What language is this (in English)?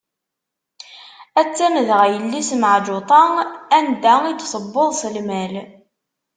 Kabyle